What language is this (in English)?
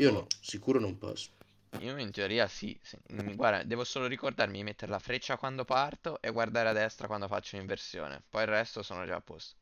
Italian